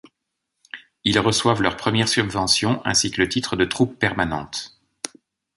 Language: French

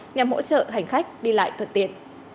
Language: Vietnamese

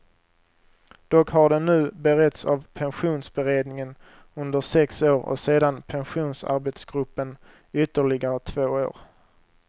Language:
Swedish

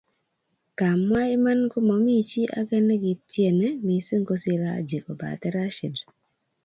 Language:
Kalenjin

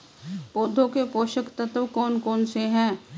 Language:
Hindi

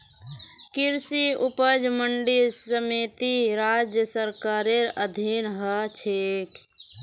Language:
Magahi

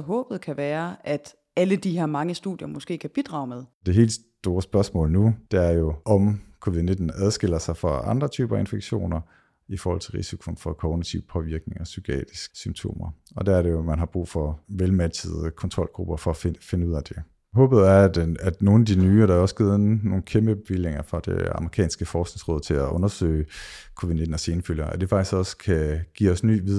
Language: Danish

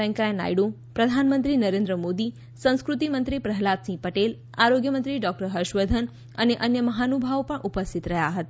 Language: Gujarati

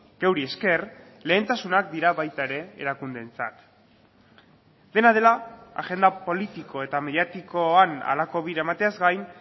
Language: Basque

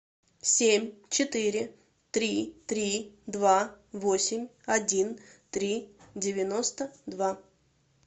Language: Russian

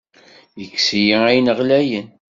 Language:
Kabyle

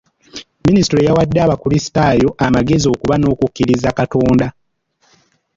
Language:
Ganda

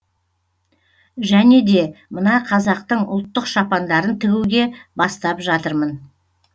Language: Kazakh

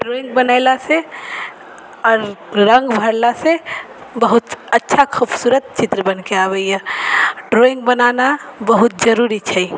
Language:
Maithili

